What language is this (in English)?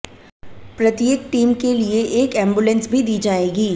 Hindi